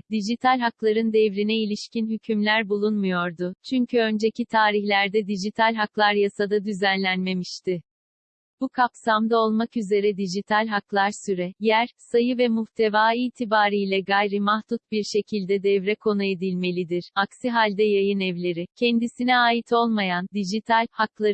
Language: Turkish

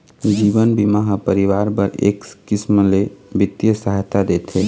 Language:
Chhattisgarhi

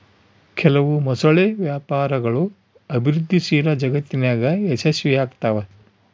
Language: Kannada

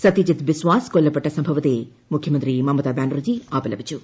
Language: Malayalam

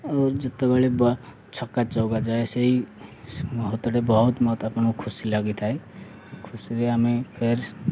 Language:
Odia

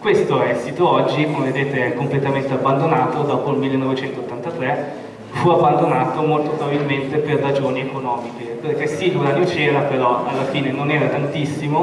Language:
Italian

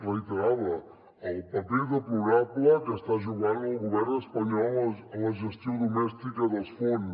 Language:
Catalan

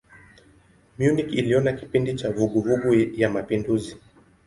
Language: Swahili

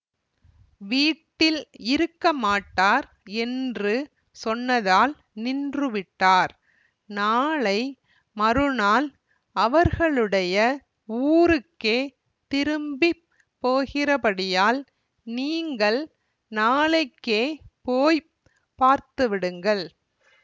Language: Tamil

